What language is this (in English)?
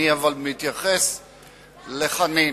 Hebrew